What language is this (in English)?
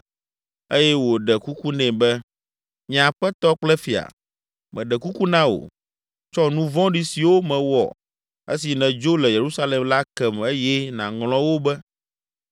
Ewe